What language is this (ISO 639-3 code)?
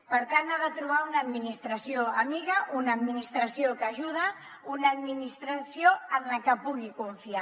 cat